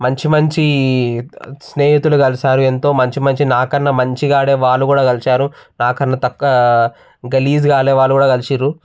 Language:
Telugu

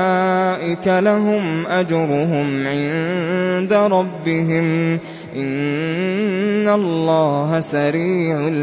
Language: Arabic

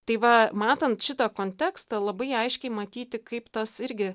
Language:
Lithuanian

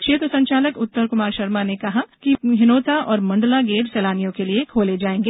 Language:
Hindi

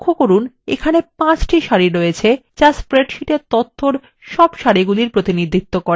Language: Bangla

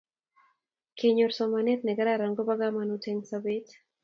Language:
Kalenjin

